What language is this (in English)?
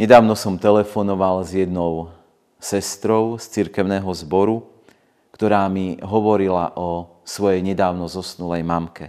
Slovak